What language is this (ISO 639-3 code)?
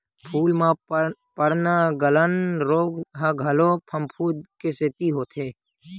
hne